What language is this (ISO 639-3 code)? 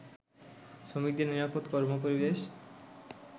ben